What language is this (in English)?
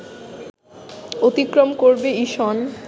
Bangla